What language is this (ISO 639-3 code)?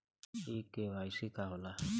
bho